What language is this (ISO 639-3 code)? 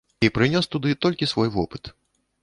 bel